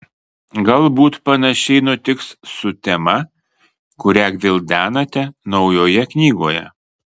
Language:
Lithuanian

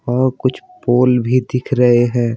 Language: Hindi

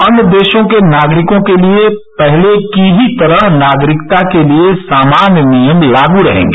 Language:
Hindi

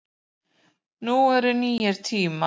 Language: Icelandic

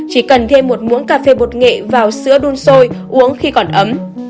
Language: Vietnamese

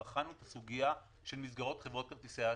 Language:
Hebrew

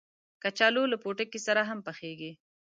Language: Pashto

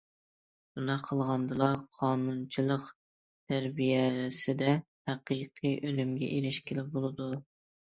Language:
Uyghur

